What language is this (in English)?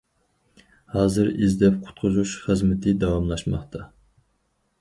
Uyghur